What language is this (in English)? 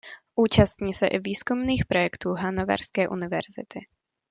Czech